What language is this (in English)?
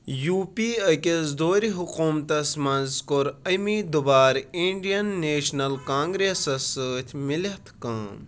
Kashmiri